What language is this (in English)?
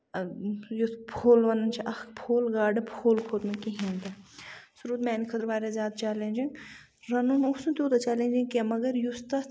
Kashmiri